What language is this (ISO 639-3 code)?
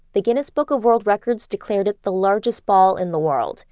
eng